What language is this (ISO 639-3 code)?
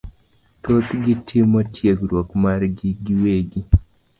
luo